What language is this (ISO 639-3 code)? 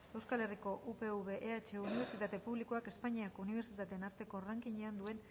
eus